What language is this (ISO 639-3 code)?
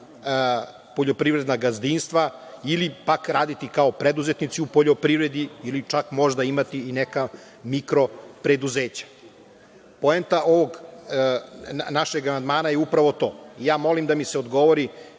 srp